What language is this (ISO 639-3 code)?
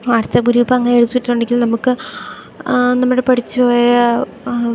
mal